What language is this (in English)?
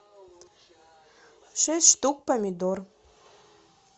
Russian